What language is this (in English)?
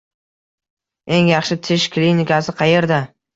Uzbek